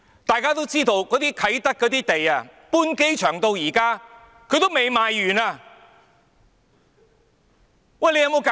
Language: Cantonese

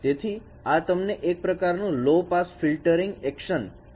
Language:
Gujarati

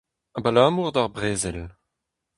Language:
Breton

